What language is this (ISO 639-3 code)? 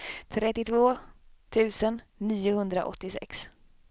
swe